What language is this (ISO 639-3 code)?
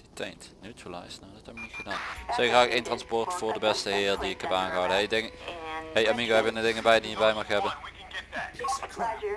nld